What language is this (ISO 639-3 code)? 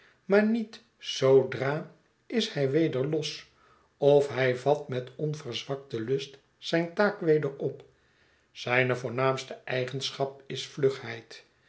nld